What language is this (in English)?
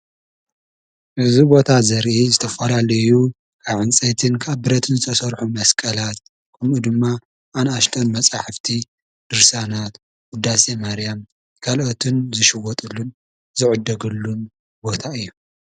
Tigrinya